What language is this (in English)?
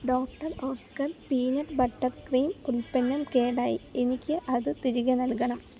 Malayalam